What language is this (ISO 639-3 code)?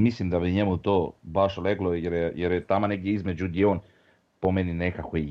hrv